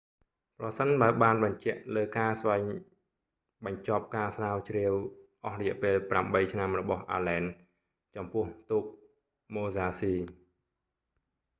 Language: Khmer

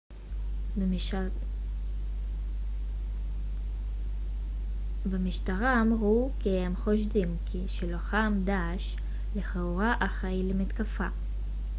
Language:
Hebrew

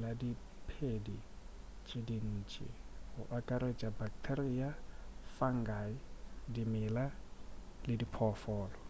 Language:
Northern Sotho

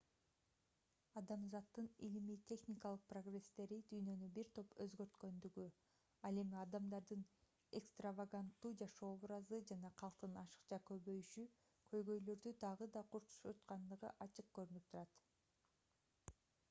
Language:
Kyrgyz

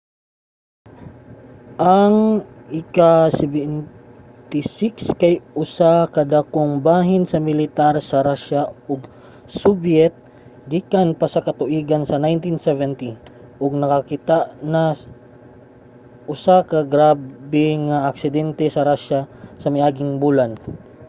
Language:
Cebuano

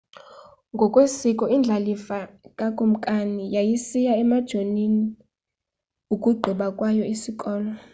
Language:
Xhosa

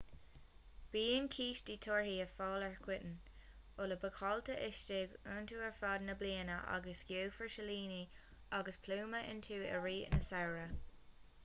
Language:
Irish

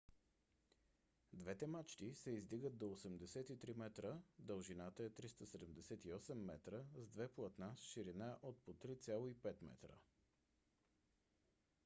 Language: Bulgarian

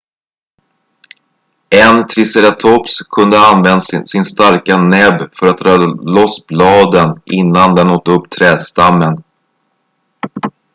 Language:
Swedish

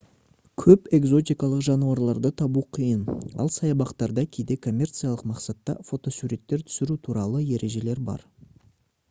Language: Kazakh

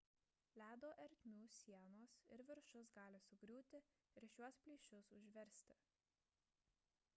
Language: Lithuanian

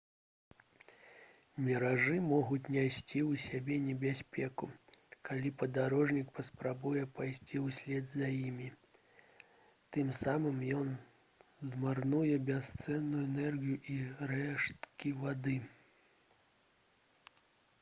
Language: Belarusian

